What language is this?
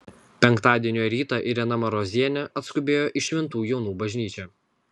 Lithuanian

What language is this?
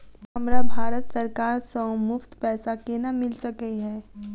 Maithili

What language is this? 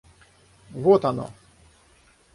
Russian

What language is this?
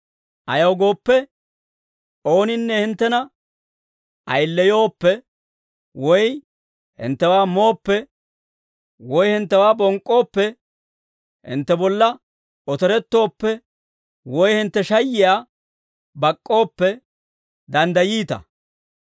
Dawro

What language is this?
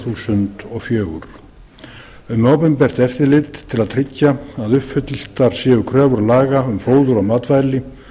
Icelandic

